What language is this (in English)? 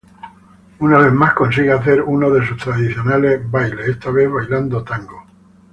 Spanish